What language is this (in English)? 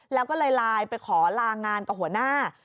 Thai